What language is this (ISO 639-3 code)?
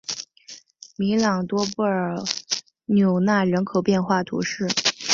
zho